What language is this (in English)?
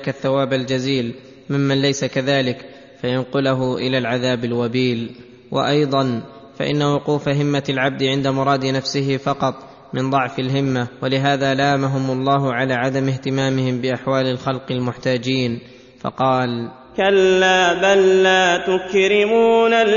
Arabic